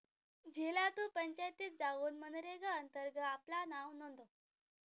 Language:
Marathi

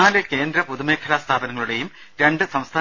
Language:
Malayalam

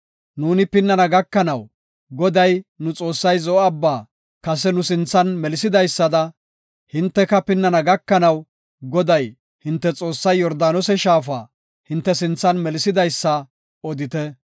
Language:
Gofa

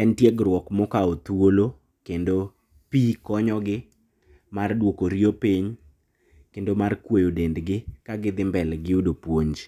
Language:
Luo (Kenya and Tanzania)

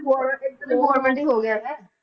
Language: Punjabi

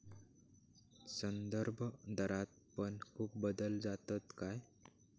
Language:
Marathi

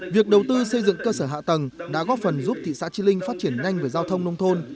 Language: Vietnamese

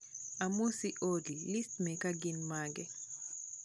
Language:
Luo (Kenya and Tanzania)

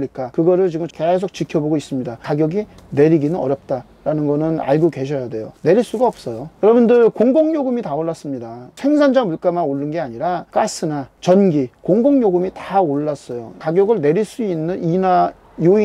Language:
Korean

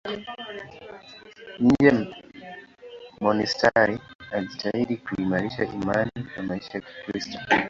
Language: Swahili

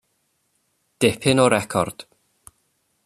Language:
Welsh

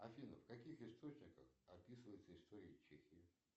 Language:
Russian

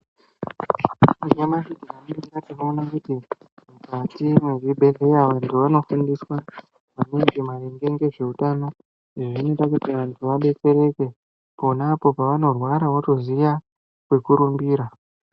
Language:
Ndau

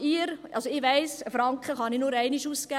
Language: Swiss German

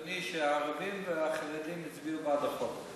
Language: Hebrew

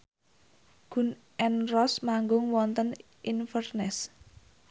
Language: Javanese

